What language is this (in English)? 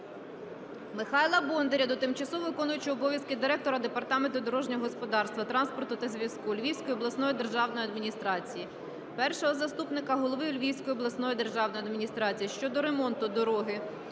Ukrainian